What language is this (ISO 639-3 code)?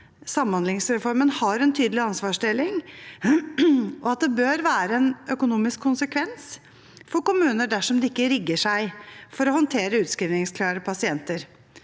nor